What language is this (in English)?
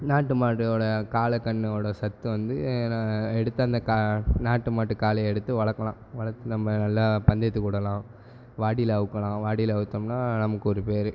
Tamil